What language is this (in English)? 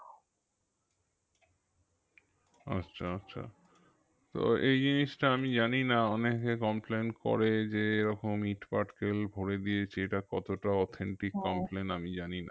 Bangla